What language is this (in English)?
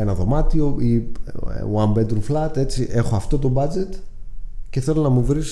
Greek